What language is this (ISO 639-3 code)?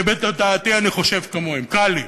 heb